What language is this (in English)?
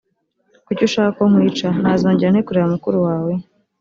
Kinyarwanda